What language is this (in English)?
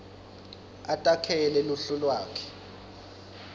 Swati